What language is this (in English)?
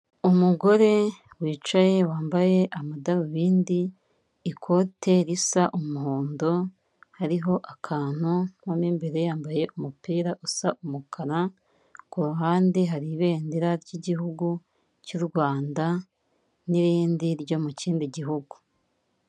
Kinyarwanda